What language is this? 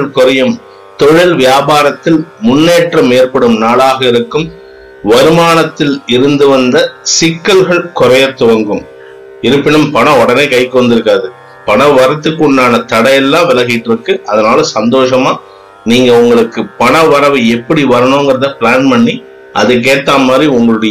Tamil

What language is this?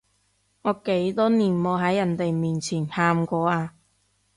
Cantonese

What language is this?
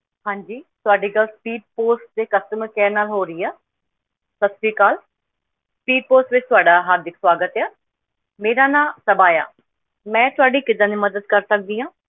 Punjabi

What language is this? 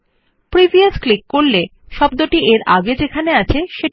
Bangla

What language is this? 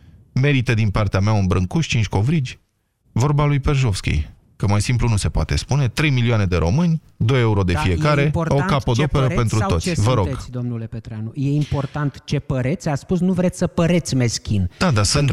Romanian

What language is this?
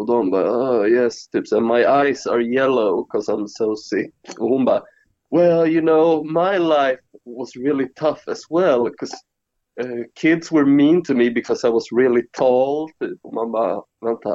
Swedish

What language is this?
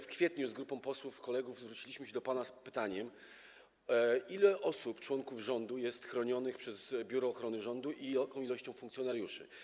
Polish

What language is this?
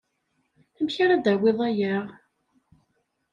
Kabyle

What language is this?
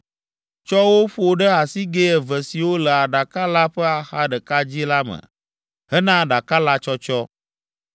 Ewe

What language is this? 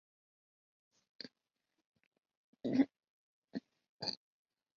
Chinese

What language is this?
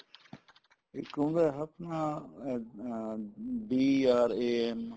Punjabi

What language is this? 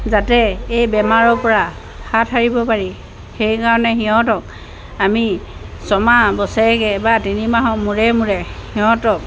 Assamese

